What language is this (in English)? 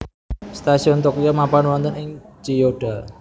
Javanese